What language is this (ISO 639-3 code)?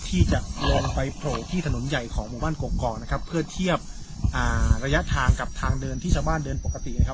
tha